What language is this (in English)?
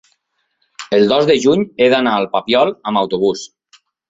Catalan